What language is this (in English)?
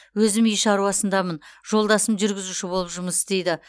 Kazakh